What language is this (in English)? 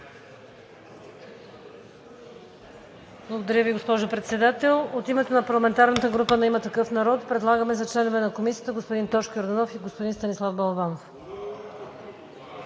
Bulgarian